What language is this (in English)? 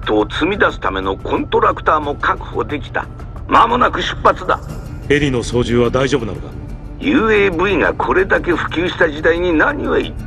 Japanese